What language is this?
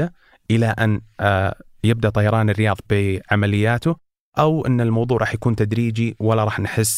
Arabic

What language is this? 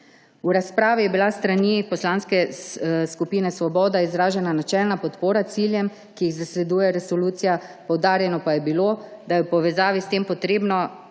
Slovenian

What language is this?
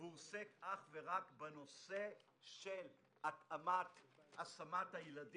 Hebrew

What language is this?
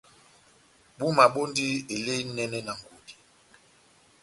Batanga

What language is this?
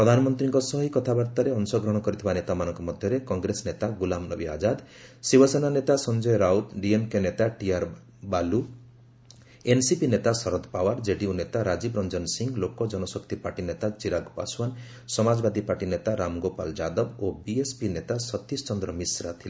Odia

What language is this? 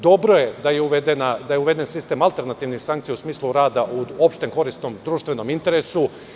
Serbian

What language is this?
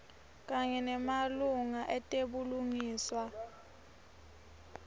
Swati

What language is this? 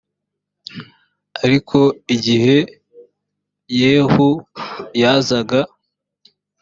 Kinyarwanda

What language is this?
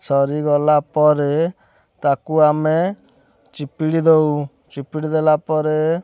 Odia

